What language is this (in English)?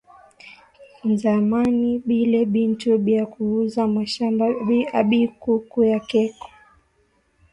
Swahili